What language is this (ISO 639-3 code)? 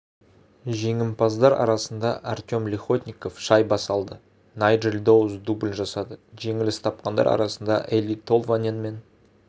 kaz